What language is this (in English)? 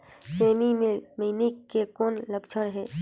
Chhattisgarhi